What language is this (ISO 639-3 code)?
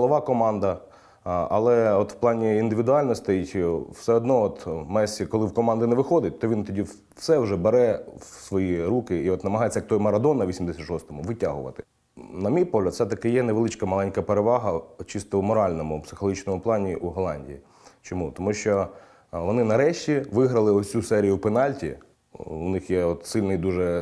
ukr